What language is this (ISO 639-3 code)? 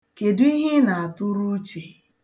ibo